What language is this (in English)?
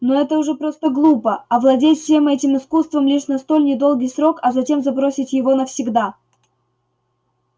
Russian